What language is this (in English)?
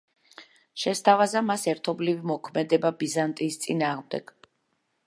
Georgian